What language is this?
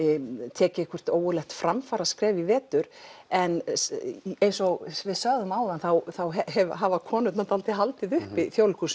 Icelandic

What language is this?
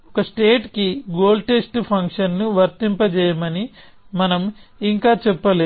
Telugu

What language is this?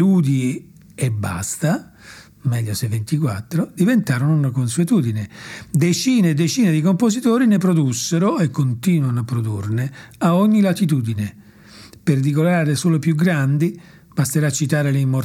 Italian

